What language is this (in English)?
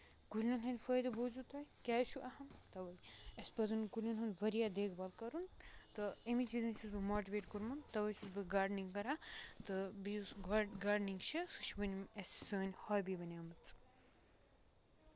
Kashmiri